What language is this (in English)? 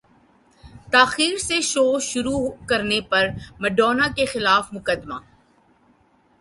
Urdu